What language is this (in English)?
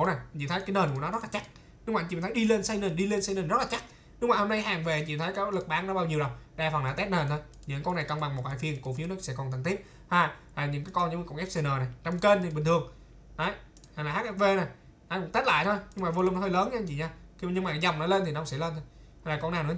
Vietnamese